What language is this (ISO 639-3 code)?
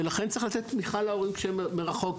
heb